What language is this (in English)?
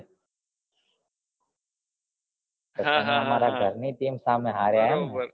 Gujarati